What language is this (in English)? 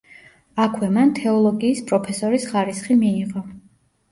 Georgian